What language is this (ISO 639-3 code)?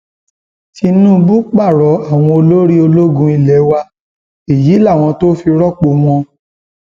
yor